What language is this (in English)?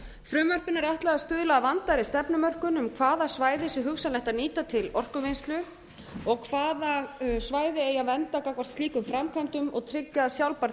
Icelandic